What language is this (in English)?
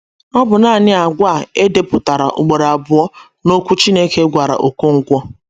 Igbo